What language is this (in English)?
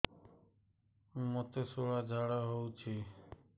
Odia